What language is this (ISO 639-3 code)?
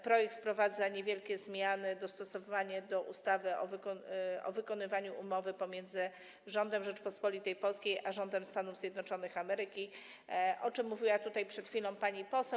pol